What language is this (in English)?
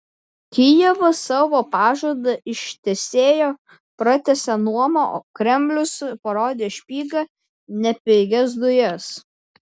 Lithuanian